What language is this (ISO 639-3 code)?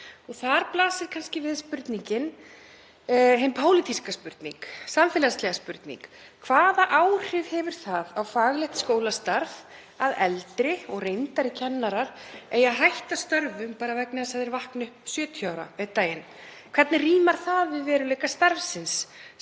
isl